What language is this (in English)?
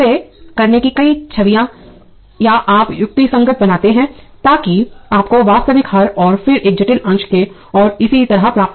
Hindi